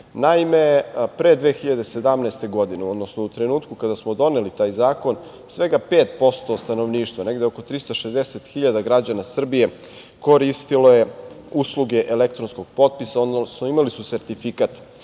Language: Serbian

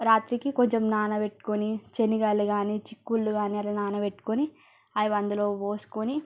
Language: Telugu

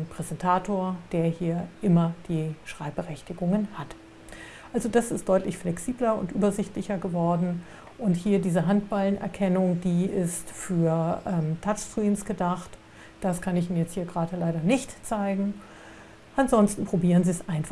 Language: German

